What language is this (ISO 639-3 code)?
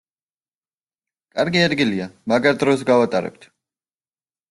kat